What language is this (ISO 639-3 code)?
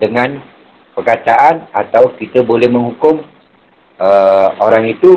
msa